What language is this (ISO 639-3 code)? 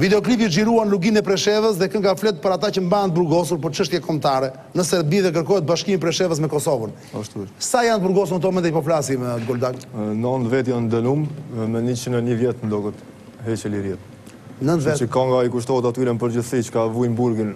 ron